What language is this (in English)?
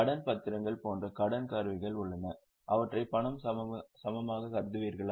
Tamil